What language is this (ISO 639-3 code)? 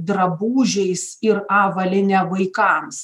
lit